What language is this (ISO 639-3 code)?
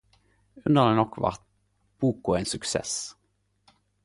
nno